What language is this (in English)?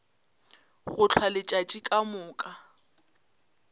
Northern Sotho